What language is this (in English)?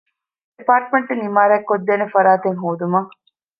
Divehi